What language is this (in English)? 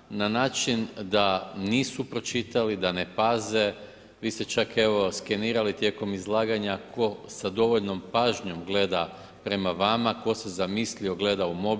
Croatian